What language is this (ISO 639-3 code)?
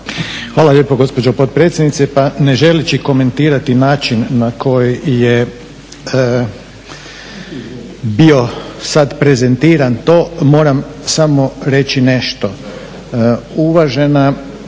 hrv